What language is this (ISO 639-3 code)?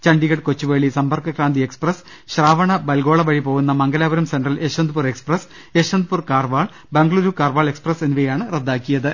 mal